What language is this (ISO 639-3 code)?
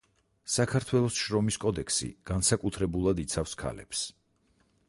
kat